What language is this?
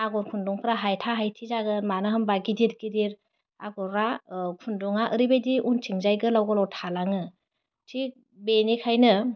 Bodo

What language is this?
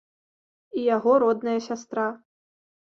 Belarusian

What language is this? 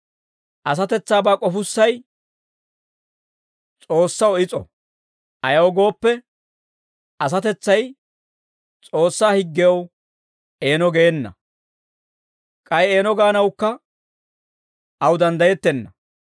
Dawro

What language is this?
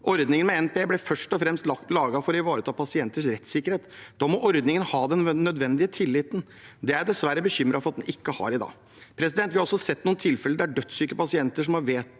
Norwegian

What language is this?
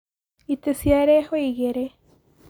Kikuyu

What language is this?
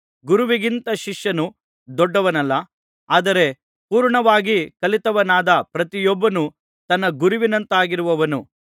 Kannada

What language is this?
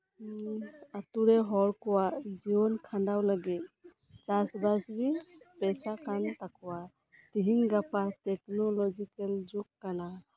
Santali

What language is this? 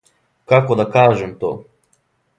Serbian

